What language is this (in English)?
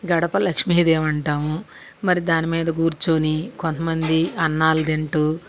Telugu